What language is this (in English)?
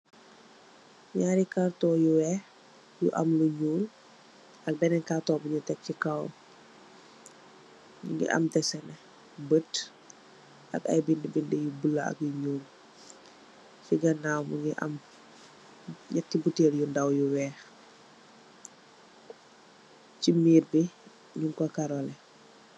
Wolof